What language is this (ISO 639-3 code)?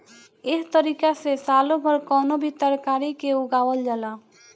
bho